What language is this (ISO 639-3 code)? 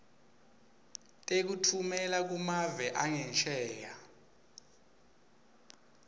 ssw